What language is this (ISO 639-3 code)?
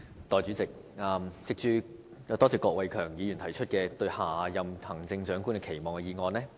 yue